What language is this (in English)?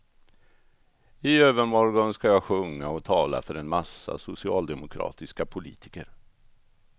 Swedish